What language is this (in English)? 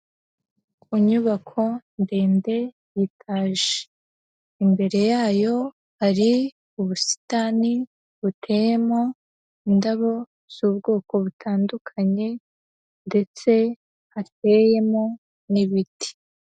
Kinyarwanda